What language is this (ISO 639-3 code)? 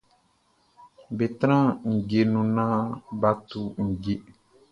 bci